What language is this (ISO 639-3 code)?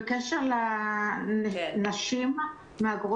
heb